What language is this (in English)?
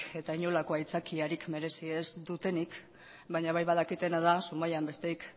Basque